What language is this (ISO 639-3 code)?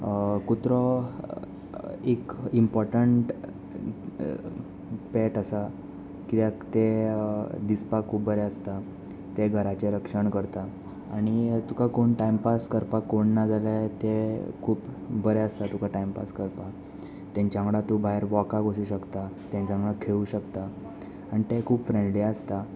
kok